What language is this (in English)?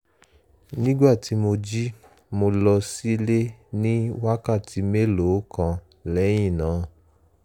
Yoruba